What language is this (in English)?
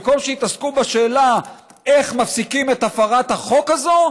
Hebrew